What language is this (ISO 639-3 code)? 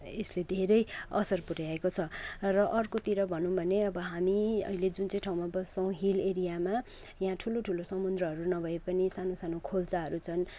nep